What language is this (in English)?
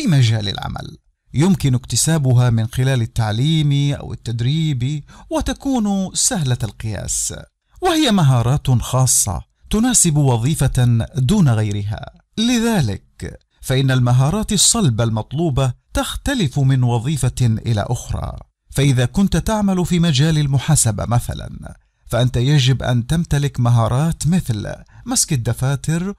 Arabic